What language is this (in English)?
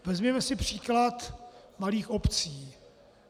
Czech